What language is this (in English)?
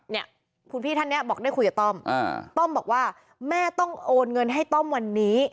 Thai